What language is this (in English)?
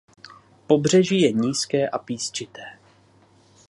Czech